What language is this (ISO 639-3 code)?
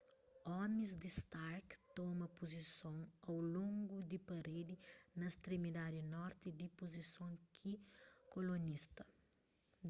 kea